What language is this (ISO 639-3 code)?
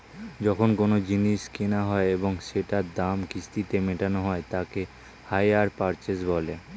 ben